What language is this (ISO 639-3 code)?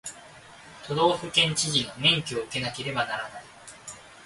jpn